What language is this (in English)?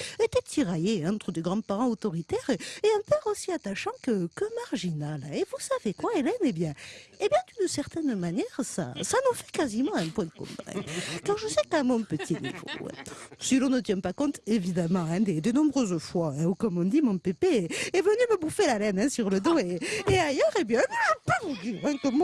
French